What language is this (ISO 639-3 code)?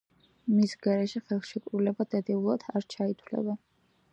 kat